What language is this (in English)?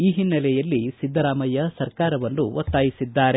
Kannada